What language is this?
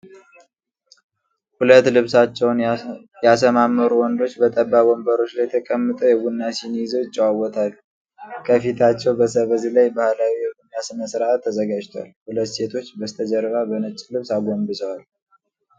Amharic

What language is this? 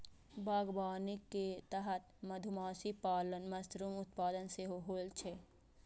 Maithili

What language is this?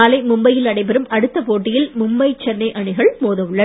Tamil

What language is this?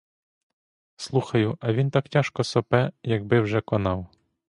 Ukrainian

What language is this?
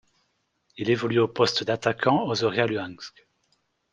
French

